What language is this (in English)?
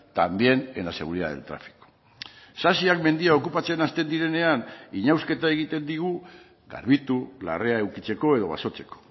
Basque